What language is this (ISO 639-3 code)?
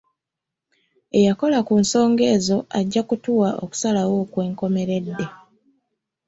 lug